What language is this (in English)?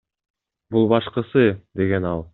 Kyrgyz